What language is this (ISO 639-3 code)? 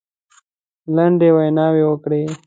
pus